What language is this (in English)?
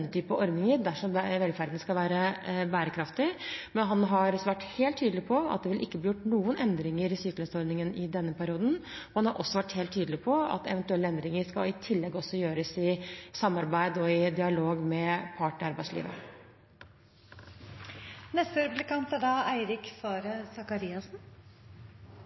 Norwegian Bokmål